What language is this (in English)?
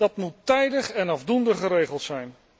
Dutch